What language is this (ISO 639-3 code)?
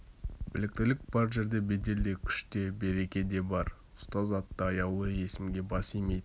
kaz